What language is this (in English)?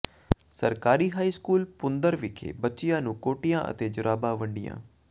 Punjabi